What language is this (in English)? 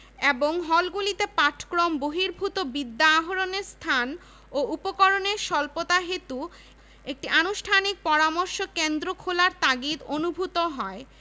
Bangla